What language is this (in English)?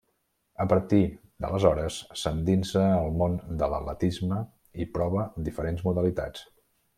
Catalan